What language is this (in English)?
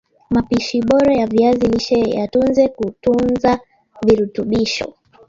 Swahili